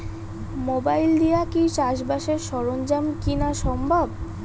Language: Bangla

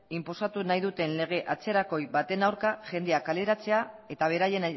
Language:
Basque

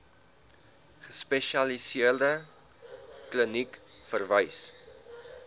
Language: Afrikaans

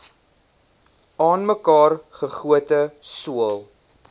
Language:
Afrikaans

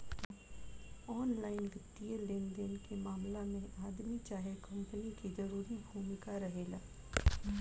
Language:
Bhojpuri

